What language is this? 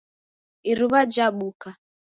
Taita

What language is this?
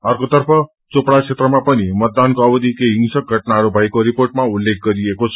Nepali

